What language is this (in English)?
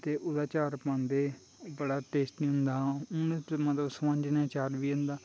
Dogri